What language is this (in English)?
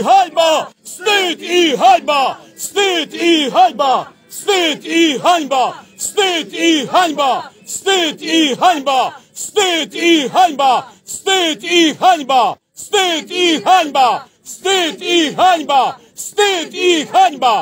Polish